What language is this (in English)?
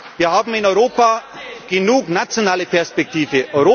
German